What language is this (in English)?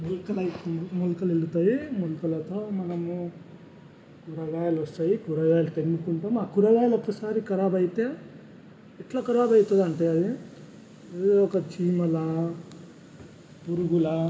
Telugu